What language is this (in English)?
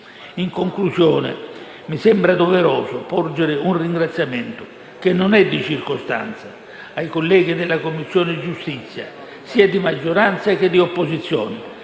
Italian